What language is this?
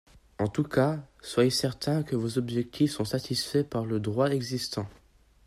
French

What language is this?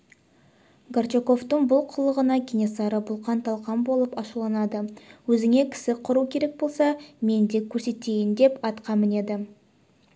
Kazakh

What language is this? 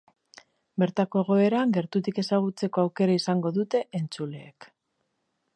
Basque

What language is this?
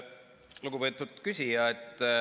Estonian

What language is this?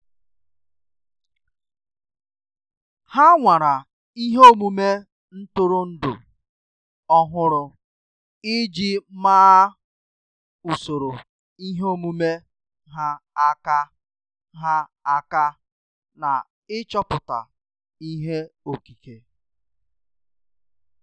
Igbo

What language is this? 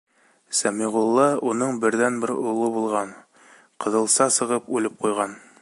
Bashkir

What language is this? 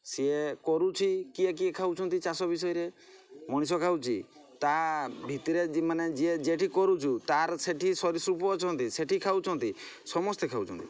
Odia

